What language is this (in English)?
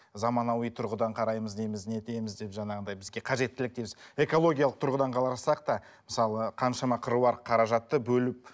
Kazakh